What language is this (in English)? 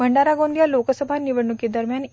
Marathi